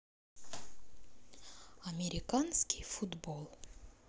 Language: Russian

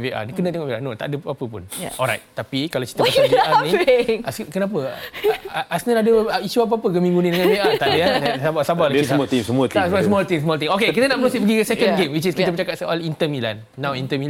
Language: Malay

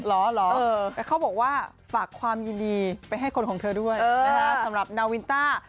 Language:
Thai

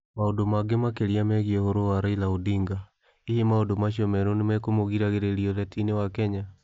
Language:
Kikuyu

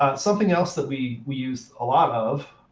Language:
English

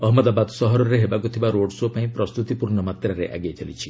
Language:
Odia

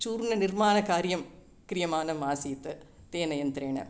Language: Sanskrit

